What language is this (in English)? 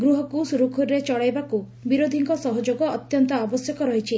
Odia